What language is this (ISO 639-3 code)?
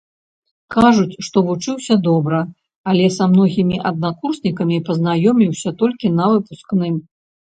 bel